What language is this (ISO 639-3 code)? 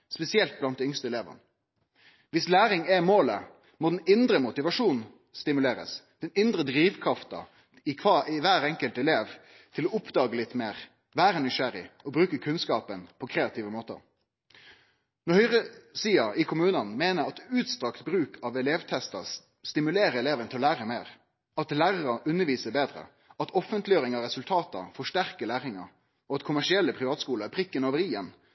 nno